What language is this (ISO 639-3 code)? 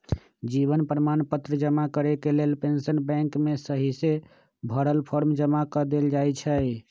mag